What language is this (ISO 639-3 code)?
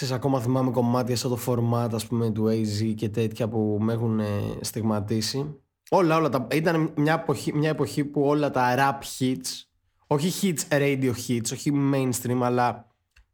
ell